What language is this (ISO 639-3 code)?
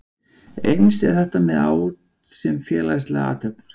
isl